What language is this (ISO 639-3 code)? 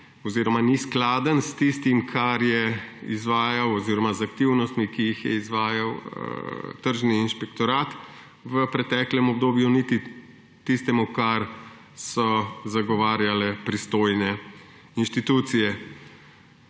slv